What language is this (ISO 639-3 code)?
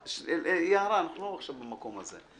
heb